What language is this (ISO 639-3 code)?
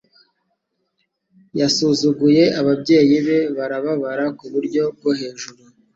kin